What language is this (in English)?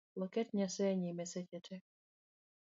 Luo (Kenya and Tanzania)